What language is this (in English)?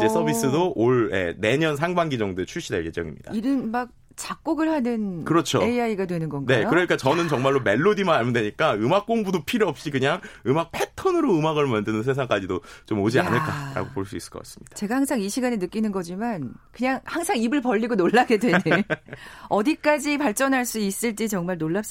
Korean